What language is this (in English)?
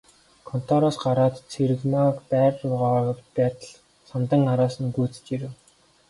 Mongolian